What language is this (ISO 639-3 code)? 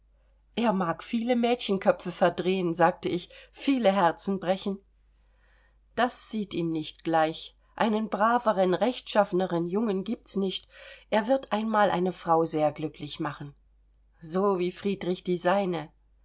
deu